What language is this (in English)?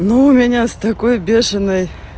Russian